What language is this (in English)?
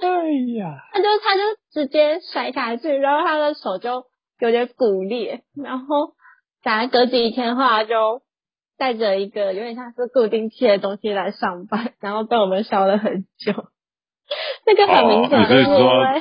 Chinese